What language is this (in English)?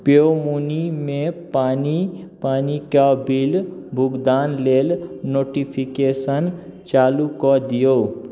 Maithili